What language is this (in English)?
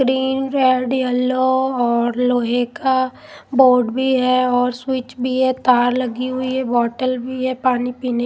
Hindi